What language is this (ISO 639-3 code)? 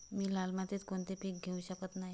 mar